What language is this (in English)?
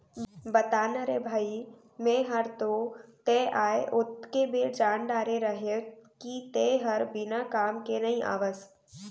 Chhattisgarhi